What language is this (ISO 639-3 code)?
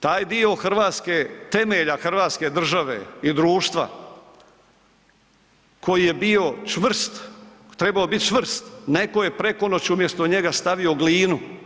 hrv